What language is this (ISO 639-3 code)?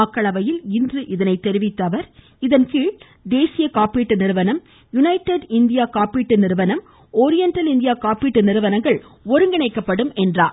tam